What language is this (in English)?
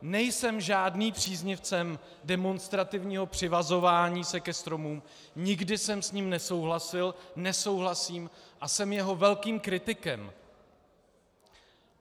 Czech